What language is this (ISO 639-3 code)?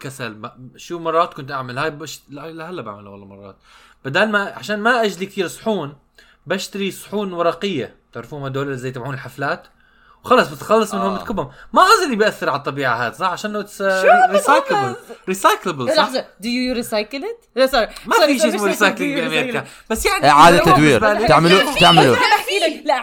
ara